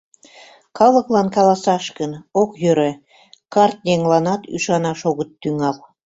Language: Mari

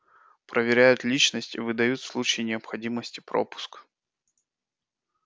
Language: Russian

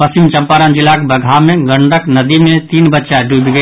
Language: Maithili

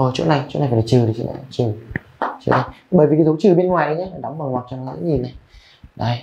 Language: Vietnamese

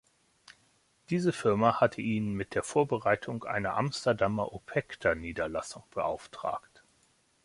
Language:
German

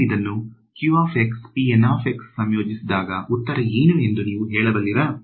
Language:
Kannada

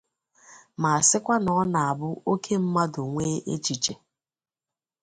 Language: Igbo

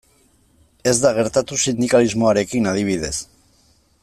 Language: Basque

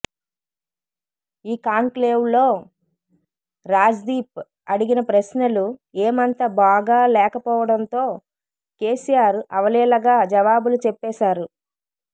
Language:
Telugu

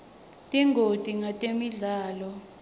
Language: Swati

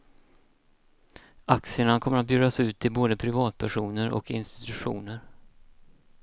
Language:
Swedish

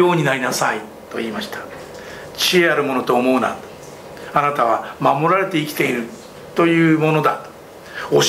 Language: Japanese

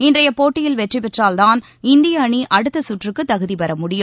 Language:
Tamil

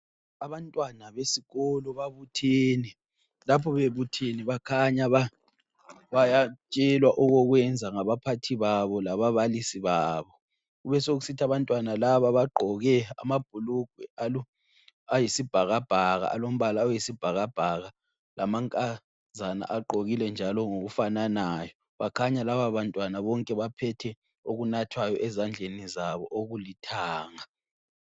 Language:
North Ndebele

